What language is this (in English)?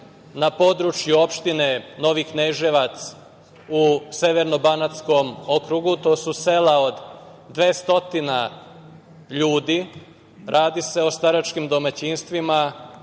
Serbian